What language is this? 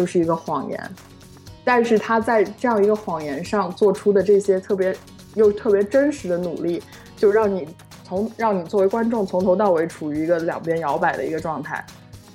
Chinese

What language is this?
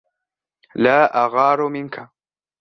Arabic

